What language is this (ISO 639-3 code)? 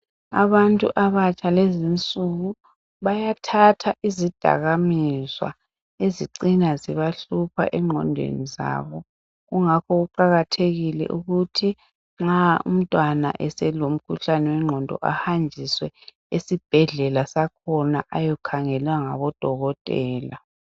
nde